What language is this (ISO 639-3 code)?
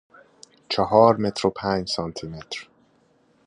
fas